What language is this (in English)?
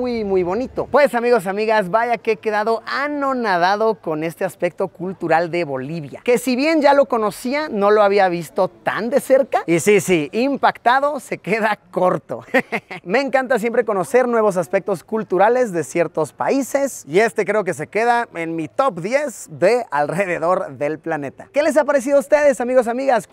Spanish